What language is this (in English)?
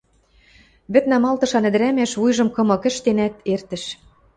Western Mari